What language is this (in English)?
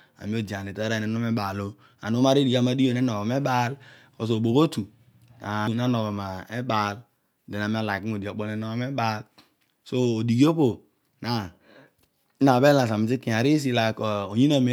Odual